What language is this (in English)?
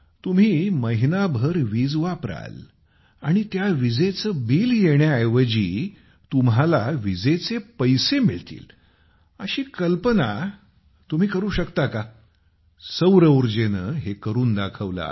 Marathi